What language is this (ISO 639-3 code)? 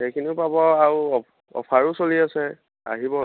asm